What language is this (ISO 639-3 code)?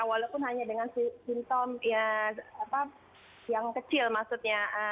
ind